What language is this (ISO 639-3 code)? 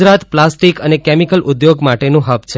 guj